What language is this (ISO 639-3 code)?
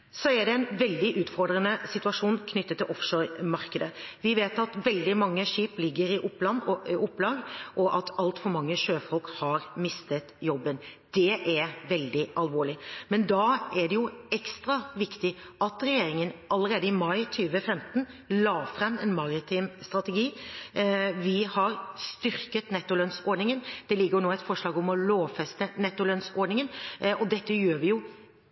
nob